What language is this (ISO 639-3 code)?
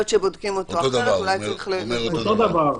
heb